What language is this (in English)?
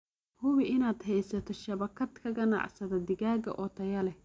Somali